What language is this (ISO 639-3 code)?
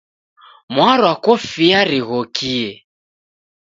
dav